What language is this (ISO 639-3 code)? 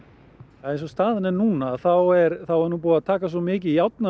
isl